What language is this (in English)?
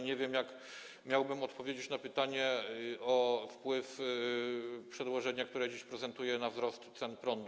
Polish